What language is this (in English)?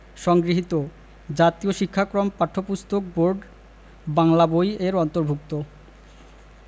Bangla